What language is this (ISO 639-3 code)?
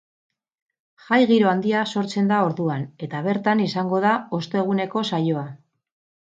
eus